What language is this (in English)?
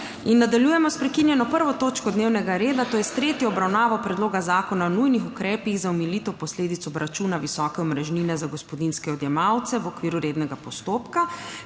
Slovenian